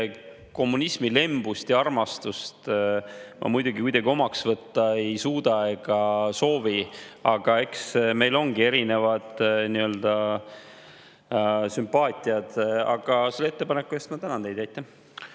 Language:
Estonian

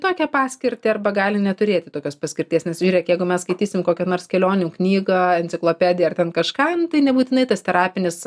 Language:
Lithuanian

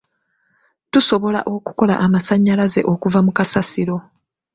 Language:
Ganda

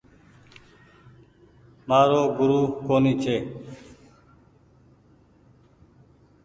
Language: Goaria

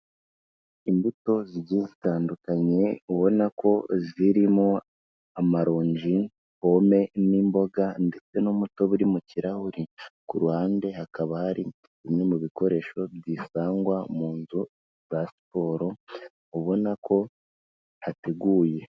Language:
Kinyarwanda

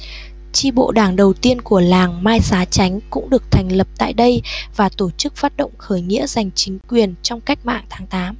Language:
Vietnamese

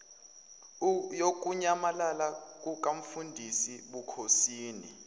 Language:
Zulu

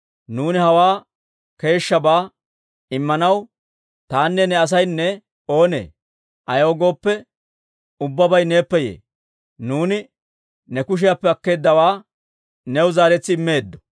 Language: Dawro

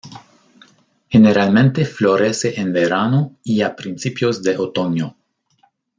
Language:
Spanish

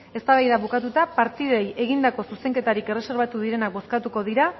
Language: Basque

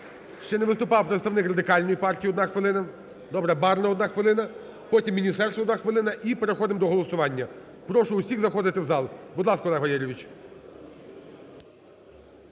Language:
Ukrainian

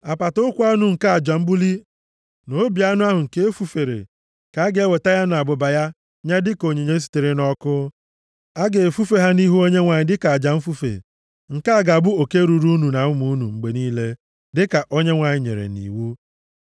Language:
Igbo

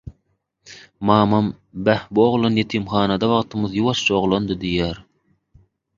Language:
Turkmen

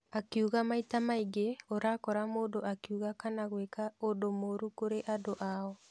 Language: Kikuyu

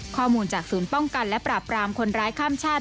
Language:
Thai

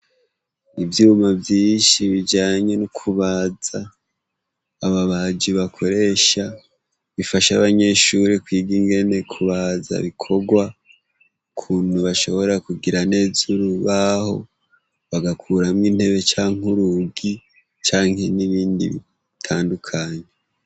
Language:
Rundi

